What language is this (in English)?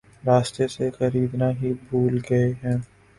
Urdu